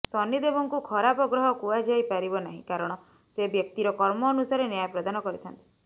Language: Odia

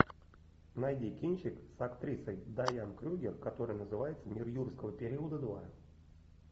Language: Russian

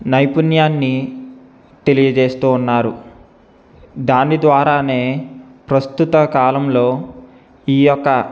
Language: Telugu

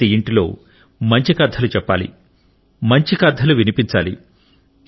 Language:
Telugu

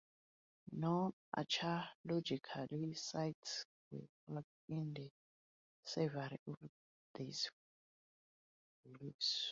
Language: English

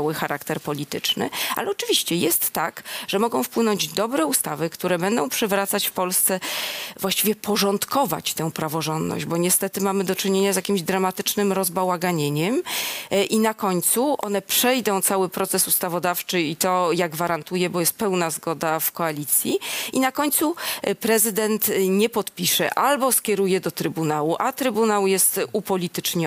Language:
Polish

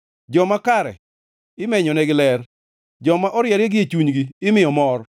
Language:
Luo (Kenya and Tanzania)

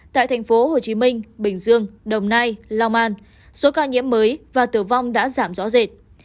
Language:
Vietnamese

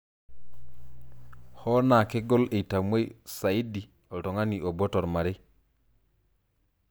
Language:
Masai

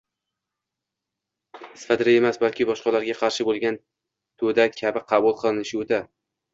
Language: Uzbek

